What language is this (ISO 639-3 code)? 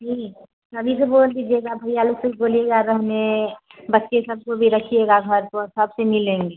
hin